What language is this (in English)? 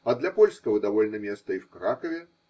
Russian